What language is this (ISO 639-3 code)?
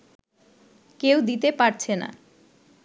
ben